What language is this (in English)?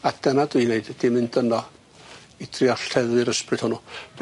Welsh